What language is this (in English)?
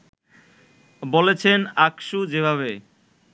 Bangla